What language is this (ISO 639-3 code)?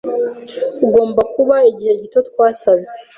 kin